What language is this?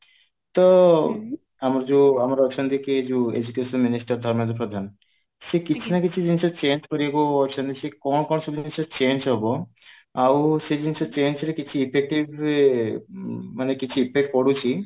Odia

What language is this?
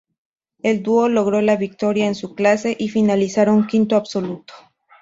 Spanish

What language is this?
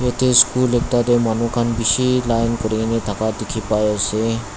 Naga Pidgin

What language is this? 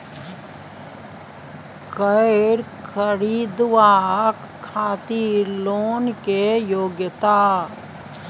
Maithili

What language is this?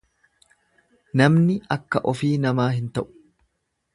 Oromo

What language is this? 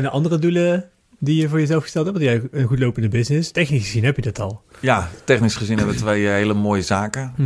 Dutch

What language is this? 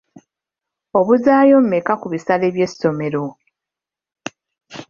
Ganda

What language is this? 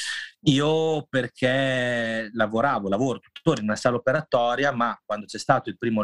Italian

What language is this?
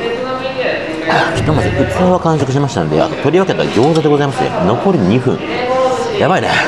Japanese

